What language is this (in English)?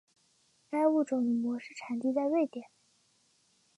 Chinese